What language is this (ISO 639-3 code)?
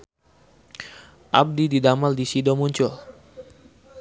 sun